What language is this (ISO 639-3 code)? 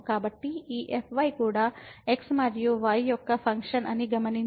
tel